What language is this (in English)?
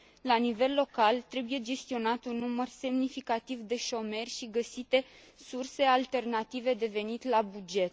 Romanian